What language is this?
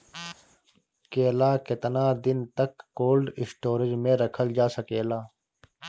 Bhojpuri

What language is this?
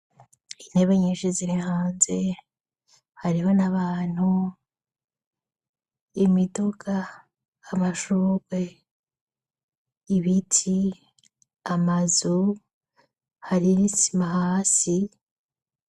Rundi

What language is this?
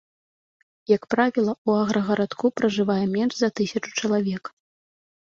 Belarusian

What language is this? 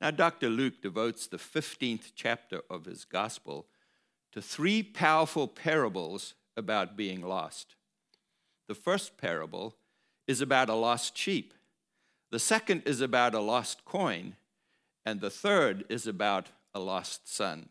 English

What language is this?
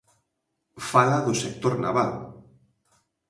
Galician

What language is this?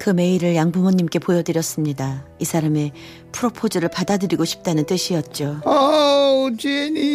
Korean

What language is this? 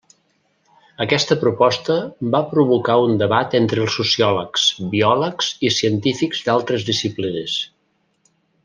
Catalan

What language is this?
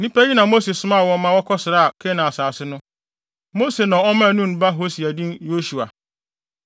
Akan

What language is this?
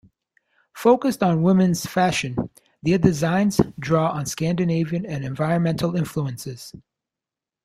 English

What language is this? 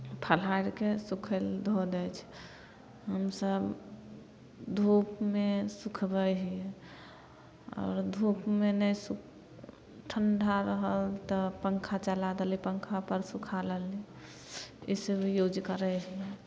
Maithili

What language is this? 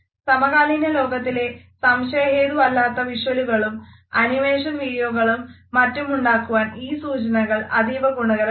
Malayalam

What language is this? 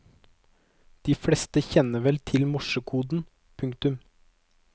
Norwegian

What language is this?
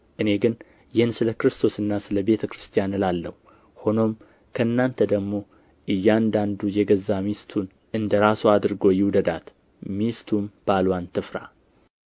Amharic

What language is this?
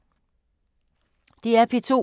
Danish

